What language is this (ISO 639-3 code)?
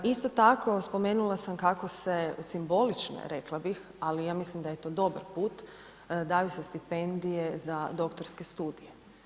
hrv